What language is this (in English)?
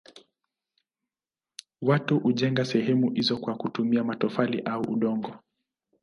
Swahili